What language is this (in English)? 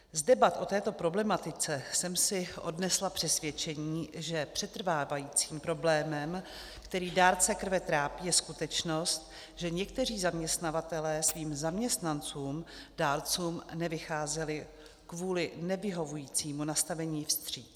Czech